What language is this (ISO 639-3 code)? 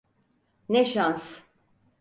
tur